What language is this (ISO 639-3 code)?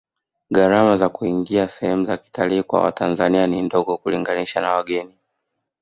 swa